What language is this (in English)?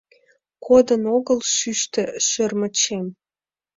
Mari